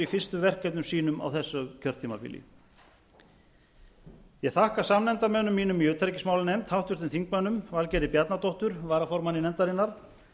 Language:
Icelandic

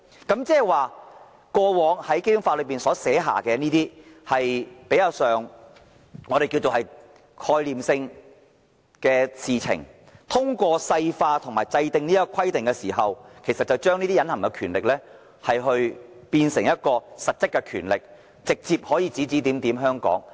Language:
Cantonese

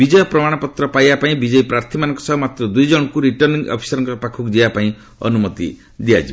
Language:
Odia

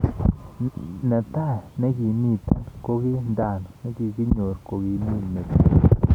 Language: Kalenjin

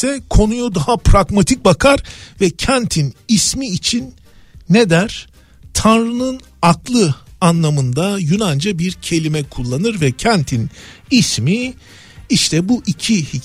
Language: Turkish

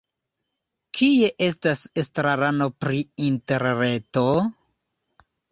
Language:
Esperanto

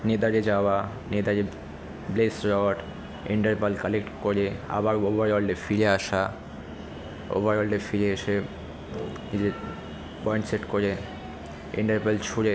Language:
Bangla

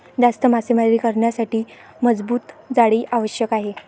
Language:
Marathi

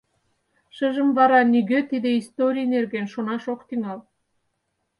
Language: Mari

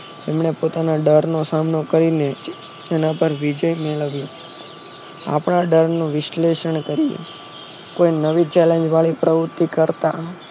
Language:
Gujarati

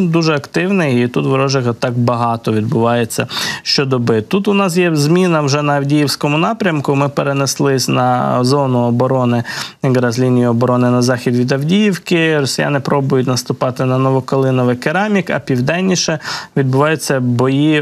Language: Ukrainian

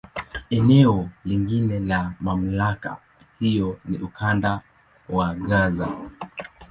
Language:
Swahili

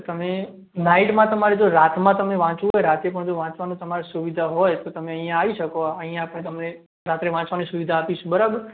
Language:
Gujarati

